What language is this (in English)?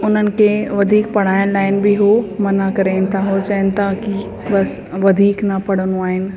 Sindhi